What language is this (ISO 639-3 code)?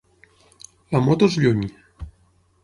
cat